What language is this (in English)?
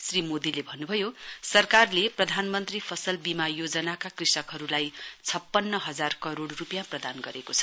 Nepali